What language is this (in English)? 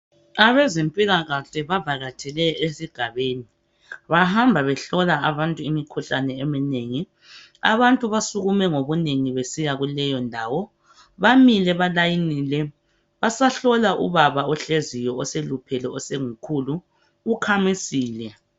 North Ndebele